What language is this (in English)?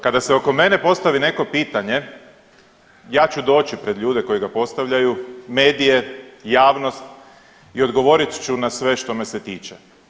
Croatian